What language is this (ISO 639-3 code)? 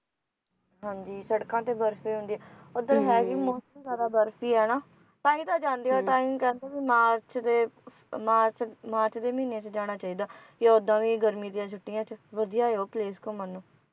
pan